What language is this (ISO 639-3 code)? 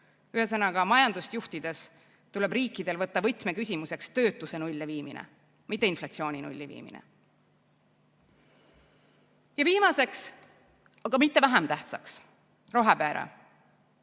est